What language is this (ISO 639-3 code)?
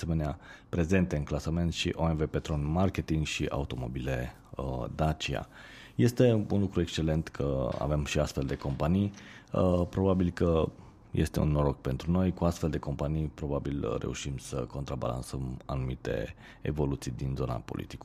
ron